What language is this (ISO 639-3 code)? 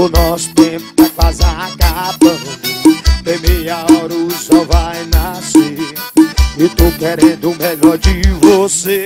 por